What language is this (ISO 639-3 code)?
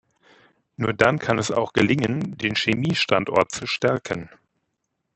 deu